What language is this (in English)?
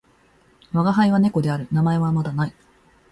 Japanese